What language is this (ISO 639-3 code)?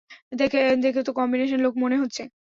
ben